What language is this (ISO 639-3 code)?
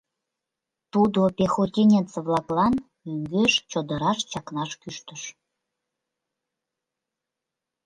chm